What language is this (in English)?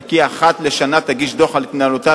Hebrew